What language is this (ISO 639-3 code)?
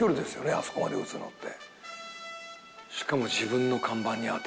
jpn